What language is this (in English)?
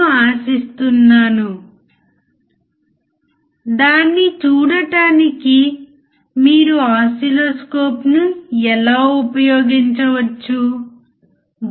Telugu